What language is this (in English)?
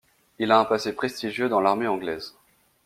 French